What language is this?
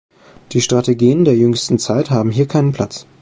German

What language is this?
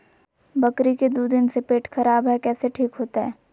Magahi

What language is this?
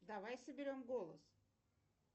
Russian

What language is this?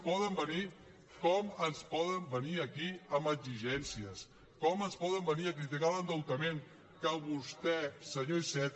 Catalan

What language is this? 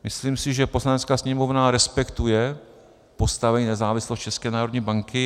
Czech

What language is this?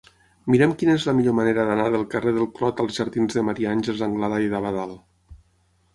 Catalan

